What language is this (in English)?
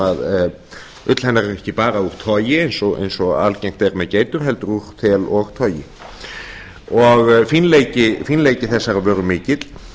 Icelandic